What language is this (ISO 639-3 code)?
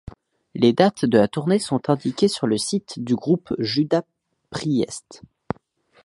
fra